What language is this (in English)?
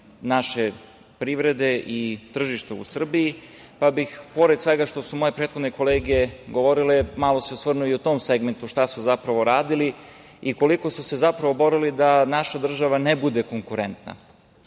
Serbian